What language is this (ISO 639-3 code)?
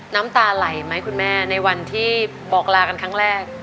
tha